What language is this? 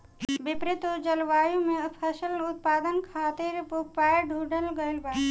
Bhojpuri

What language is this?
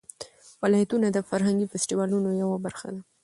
Pashto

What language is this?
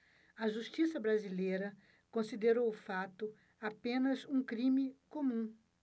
Portuguese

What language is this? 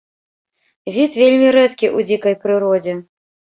Belarusian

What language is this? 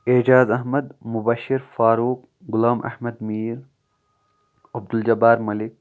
Kashmiri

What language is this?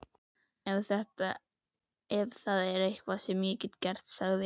Icelandic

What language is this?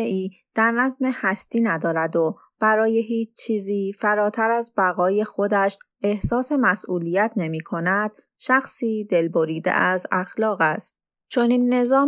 Persian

